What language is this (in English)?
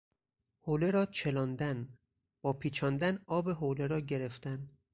Persian